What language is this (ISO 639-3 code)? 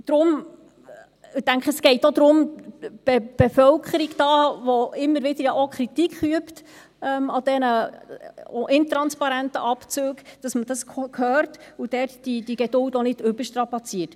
gsw